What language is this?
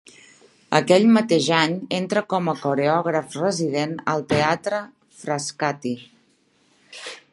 Catalan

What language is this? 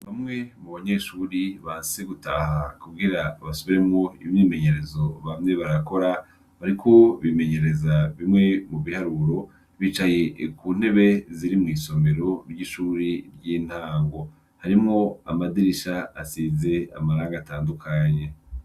Rundi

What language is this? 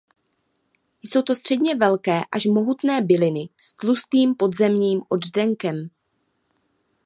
Czech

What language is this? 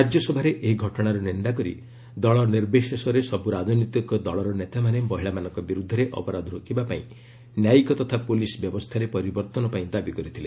Odia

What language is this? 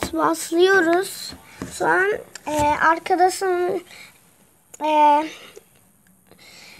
Turkish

